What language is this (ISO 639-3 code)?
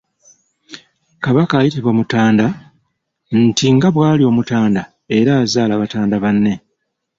lug